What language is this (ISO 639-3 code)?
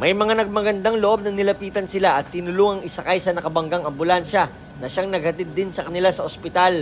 fil